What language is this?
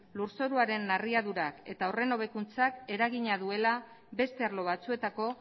Basque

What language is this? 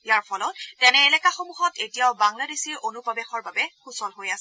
Assamese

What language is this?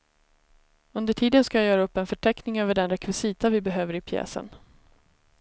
Swedish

